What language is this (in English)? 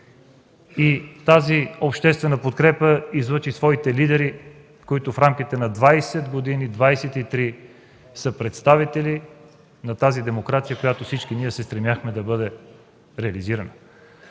Bulgarian